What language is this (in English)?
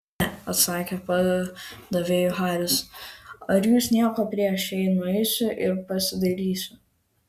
Lithuanian